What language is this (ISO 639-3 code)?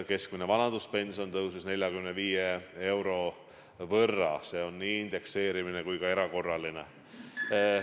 est